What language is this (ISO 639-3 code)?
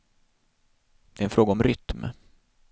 swe